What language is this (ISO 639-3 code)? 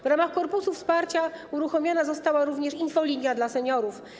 pol